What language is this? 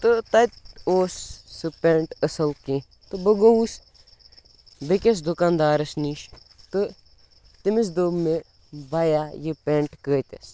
Kashmiri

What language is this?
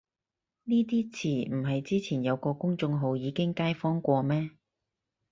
Cantonese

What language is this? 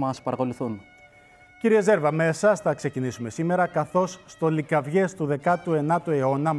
Greek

